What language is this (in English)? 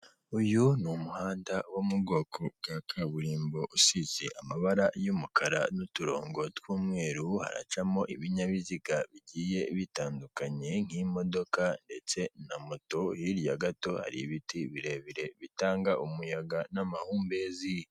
Kinyarwanda